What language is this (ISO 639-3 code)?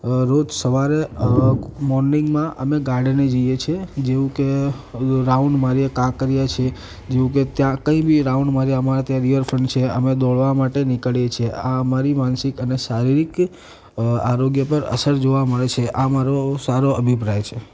guj